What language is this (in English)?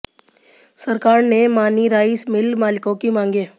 Hindi